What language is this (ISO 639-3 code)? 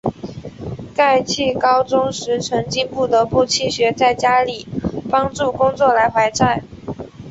zho